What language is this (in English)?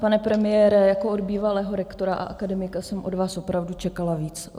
Czech